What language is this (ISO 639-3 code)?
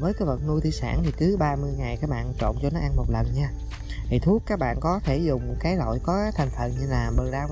vie